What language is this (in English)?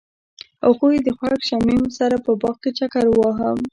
Pashto